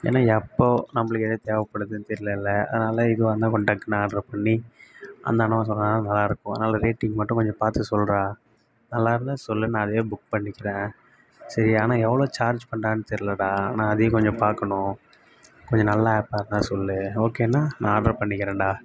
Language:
Tamil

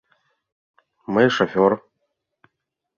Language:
Mari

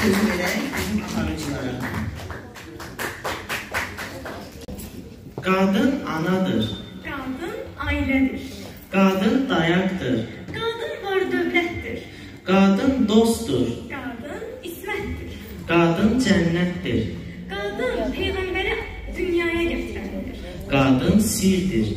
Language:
Turkish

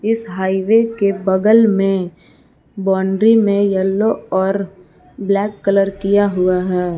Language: Hindi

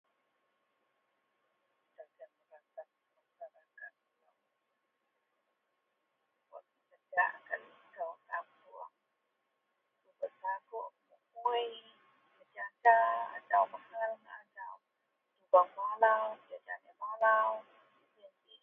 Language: Central Melanau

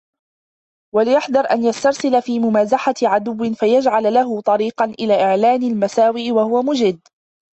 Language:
Arabic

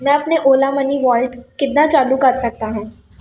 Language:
Punjabi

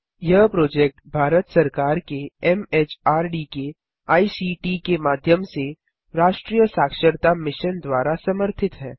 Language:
Hindi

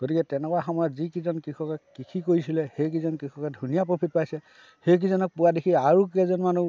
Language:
Assamese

